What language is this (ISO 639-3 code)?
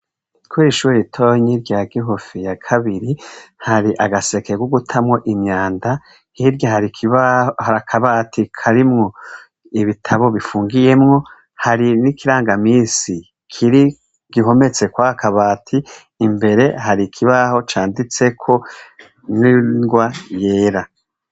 run